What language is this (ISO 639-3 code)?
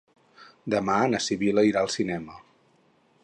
cat